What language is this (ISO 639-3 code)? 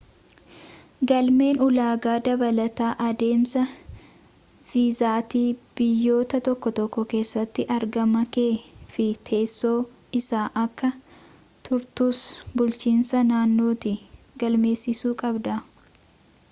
orm